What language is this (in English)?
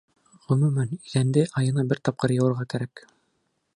Bashkir